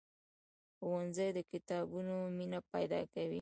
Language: Pashto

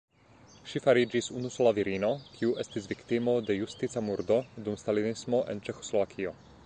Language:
Esperanto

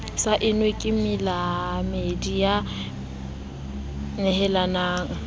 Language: Southern Sotho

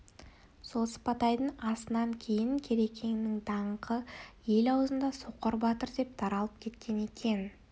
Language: Kazakh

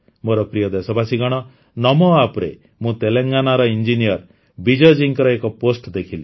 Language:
Odia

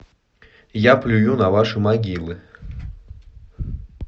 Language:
Russian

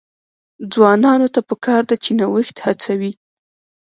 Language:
Pashto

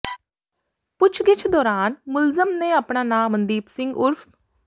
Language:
Punjabi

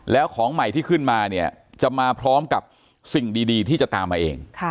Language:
Thai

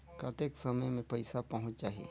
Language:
Chhattisgarhi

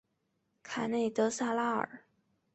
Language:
Chinese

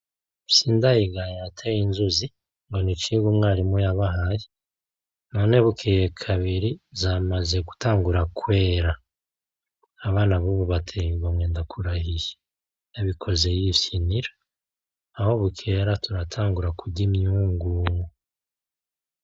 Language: Rundi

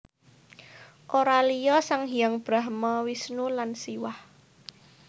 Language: Javanese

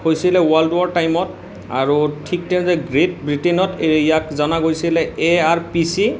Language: Assamese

